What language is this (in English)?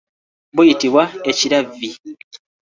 Ganda